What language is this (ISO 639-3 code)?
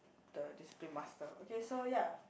eng